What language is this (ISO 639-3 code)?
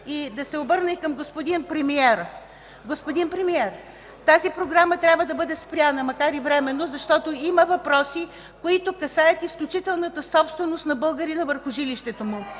bul